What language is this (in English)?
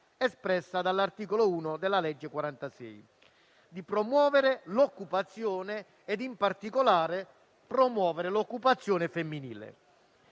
Italian